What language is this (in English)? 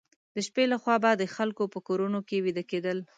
Pashto